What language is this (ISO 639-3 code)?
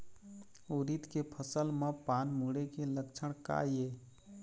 hne